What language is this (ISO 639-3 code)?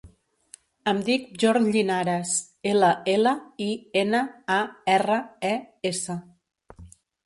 cat